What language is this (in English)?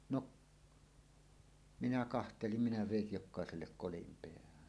Finnish